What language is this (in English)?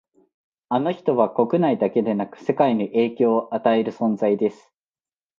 Japanese